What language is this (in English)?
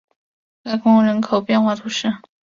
Chinese